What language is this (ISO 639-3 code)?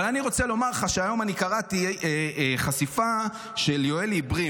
heb